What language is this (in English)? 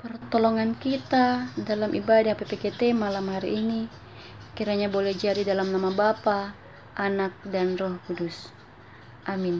Indonesian